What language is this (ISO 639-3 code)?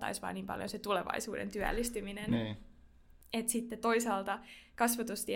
fin